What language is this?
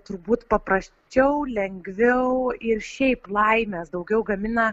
Lithuanian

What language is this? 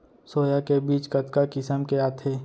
Chhattisgarhi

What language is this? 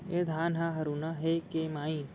Chhattisgarhi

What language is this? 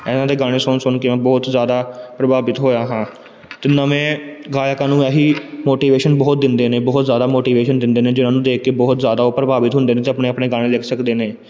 Punjabi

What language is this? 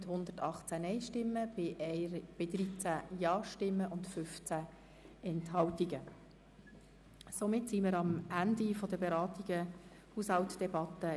Swiss German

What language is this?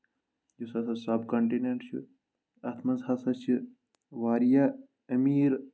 Kashmiri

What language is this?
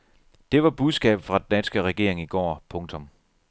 Danish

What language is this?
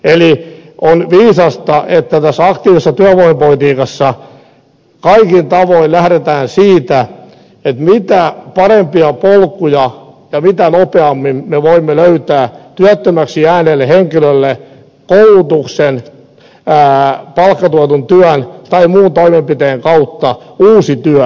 Finnish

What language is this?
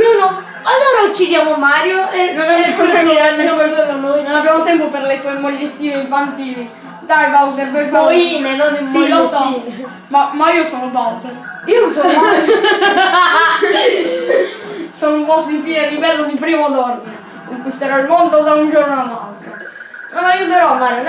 Italian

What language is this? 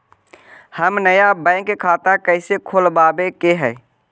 Magahi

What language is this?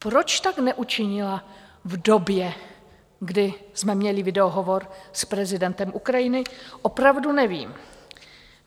Czech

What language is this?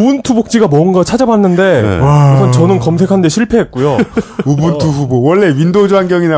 Korean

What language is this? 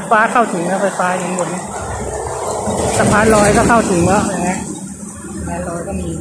Thai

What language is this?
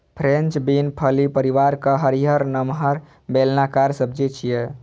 Maithili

